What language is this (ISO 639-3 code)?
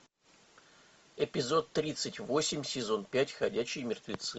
rus